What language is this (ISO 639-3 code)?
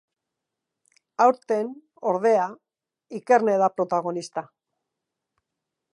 eus